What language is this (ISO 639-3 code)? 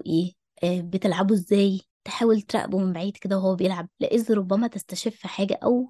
ara